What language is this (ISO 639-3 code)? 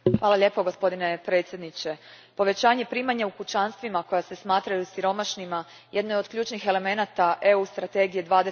hrv